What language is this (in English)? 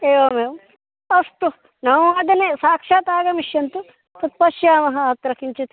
Sanskrit